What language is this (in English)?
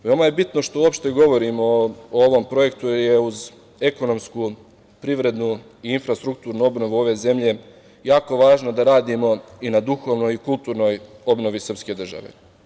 Serbian